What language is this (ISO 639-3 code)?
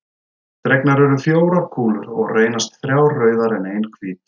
isl